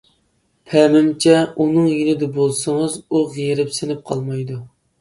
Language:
Uyghur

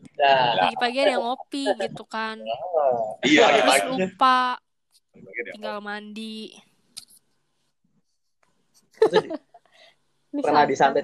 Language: Indonesian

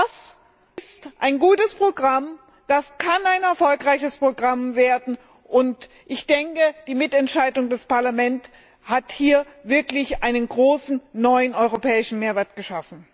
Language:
German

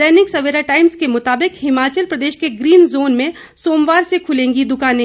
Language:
Hindi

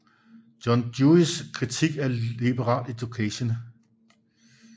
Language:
Danish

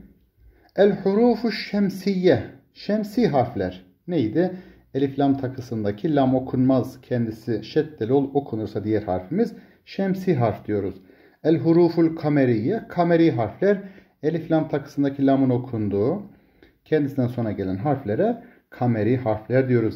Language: Turkish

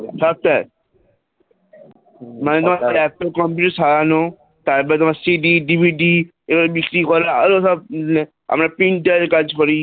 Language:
Bangla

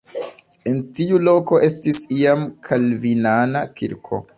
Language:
Esperanto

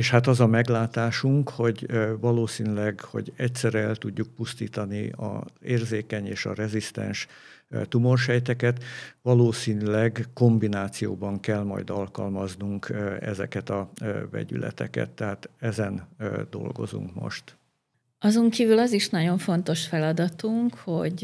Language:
Hungarian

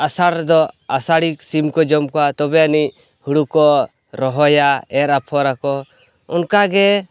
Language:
Santali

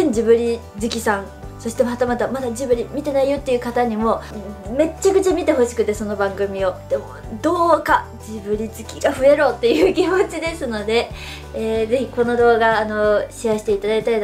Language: Japanese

